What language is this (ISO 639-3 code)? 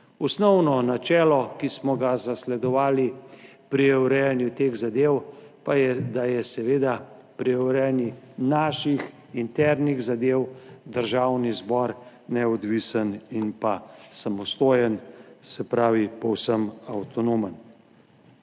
slv